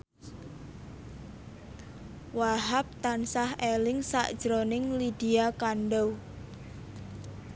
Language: Javanese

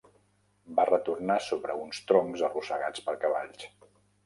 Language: Catalan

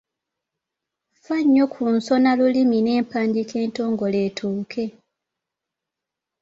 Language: Ganda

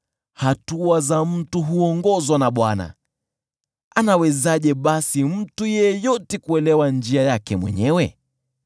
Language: Swahili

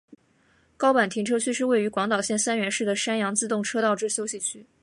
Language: Chinese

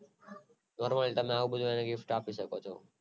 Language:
Gujarati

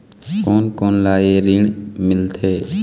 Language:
Chhattisgarhi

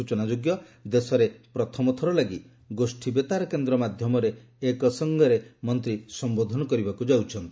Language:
Odia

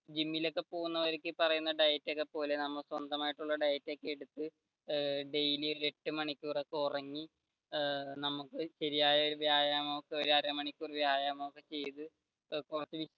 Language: Malayalam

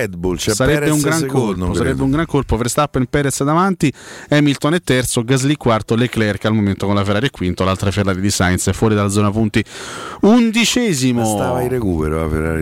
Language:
Italian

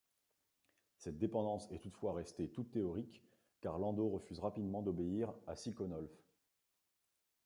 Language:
French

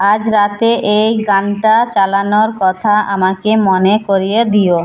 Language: Bangla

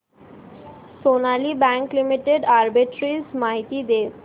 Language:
Marathi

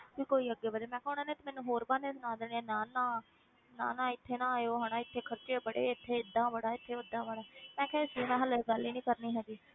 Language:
Punjabi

